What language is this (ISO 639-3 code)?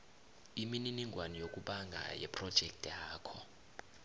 nbl